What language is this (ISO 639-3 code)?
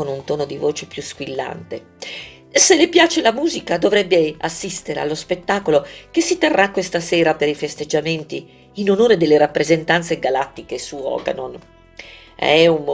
ita